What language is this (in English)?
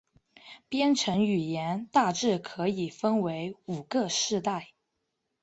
Chinese